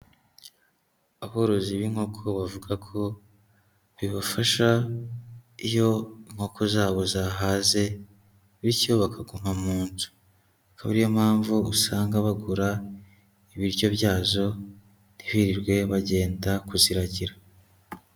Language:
Kinyarwanda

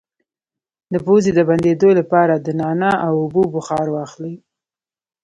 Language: Pashto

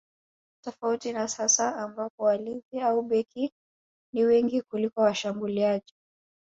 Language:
Swahili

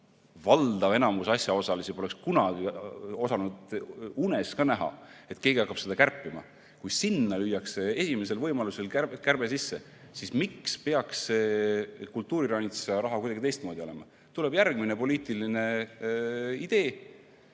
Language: Estonian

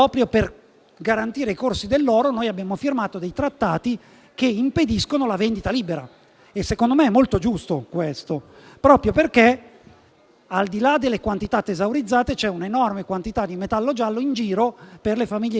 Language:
Italian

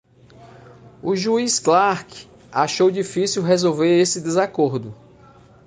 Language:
Portuguese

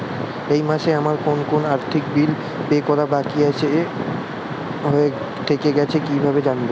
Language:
Bangla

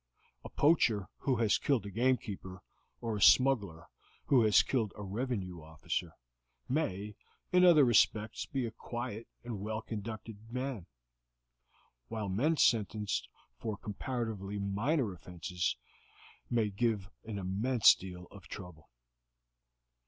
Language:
English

